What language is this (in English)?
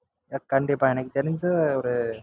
Tamil